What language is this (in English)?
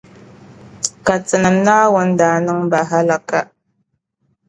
Dagbani